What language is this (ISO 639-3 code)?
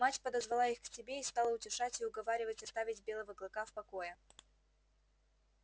rus